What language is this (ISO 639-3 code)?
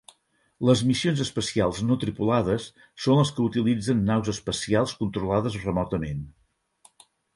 cat